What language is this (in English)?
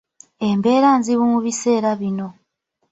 Ganda